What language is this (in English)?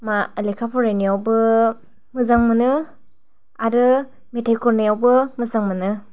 Bodo